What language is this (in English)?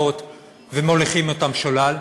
Hebrew